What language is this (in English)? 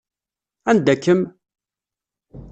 Kabyle